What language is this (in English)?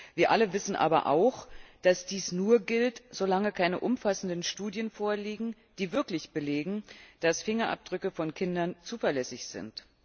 German